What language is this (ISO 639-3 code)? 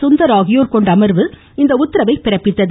tam